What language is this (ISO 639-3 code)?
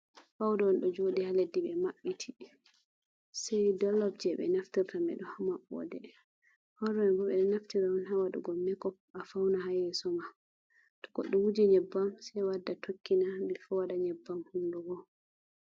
ful